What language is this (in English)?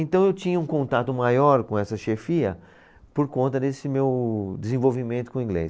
Portuguese